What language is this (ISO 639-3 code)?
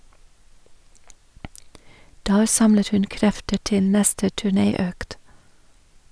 nor